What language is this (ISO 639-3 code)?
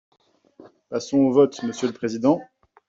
fra